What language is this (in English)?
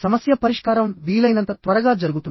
Telugu